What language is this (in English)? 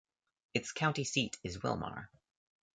English